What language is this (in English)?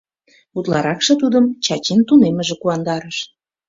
Mari